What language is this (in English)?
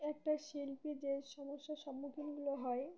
Bangla